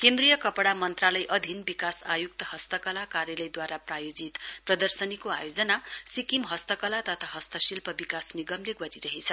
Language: Nepali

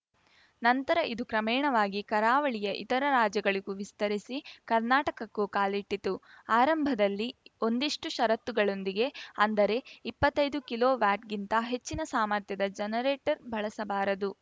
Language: Kannada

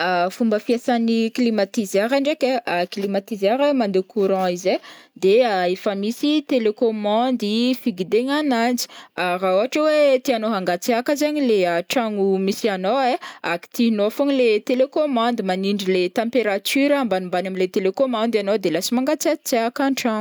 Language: Northern Betsimisaraka Malagasy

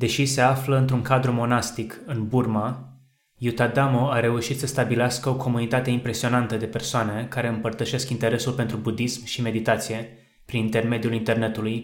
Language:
Romanian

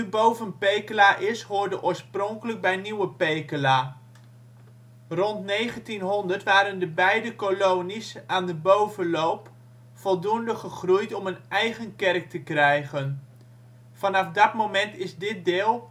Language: Dutch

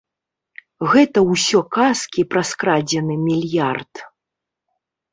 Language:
Belarusian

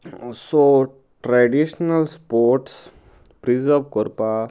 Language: Konkani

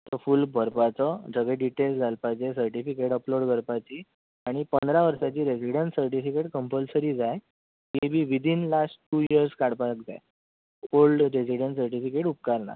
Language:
Konkani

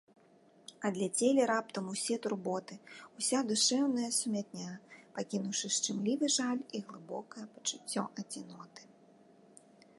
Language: Belarusian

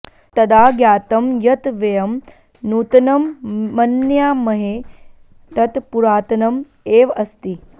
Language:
Sanskrit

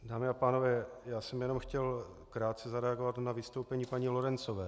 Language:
Czech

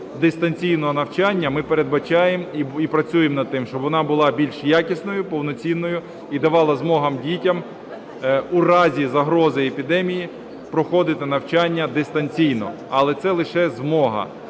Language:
Ukrainian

